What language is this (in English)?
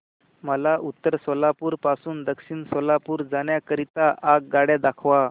Marathi